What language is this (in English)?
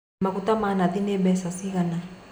Kikuyu